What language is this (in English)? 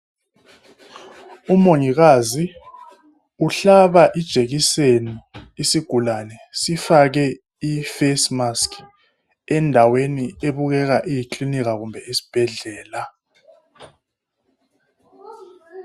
North Ndebele